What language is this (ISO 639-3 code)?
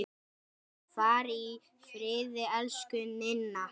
isl